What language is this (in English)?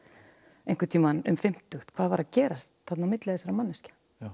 Icelandic